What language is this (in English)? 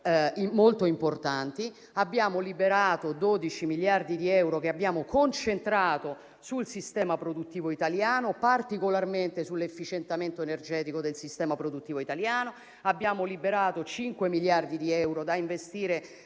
Italian